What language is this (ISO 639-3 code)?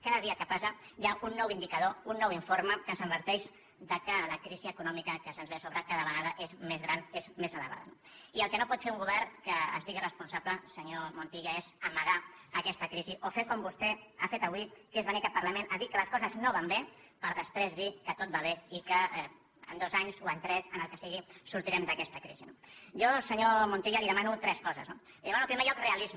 cat